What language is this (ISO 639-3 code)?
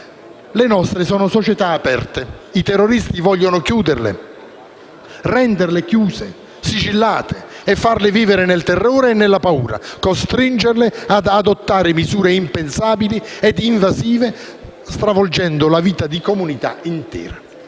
ita